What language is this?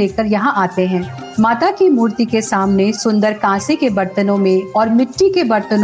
Hindi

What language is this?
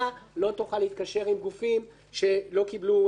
Hebrew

